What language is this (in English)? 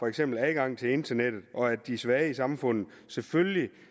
Danish